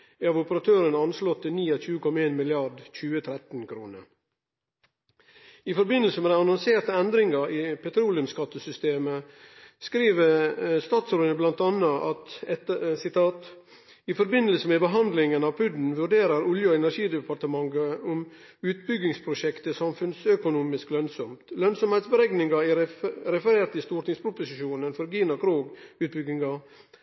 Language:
Norwegian Nynorsk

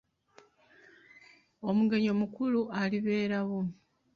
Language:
Ganda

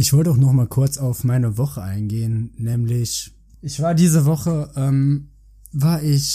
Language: German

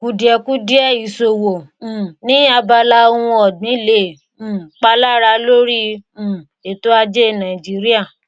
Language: Yoruba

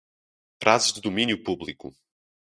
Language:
Portuguese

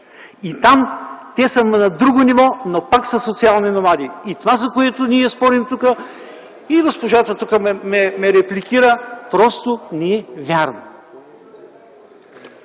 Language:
Bulgarian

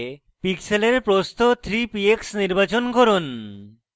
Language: Bangla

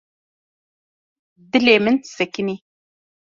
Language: Kurdish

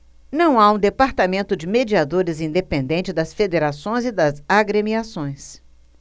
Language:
Portuguese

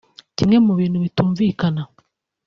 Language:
Kinyarwanda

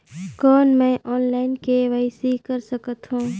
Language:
Chhattisgarhi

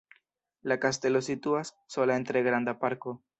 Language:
Esperanto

